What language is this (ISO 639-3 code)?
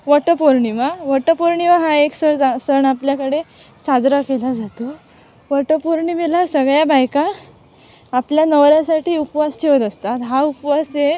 mar